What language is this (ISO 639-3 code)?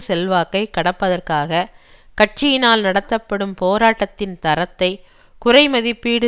tam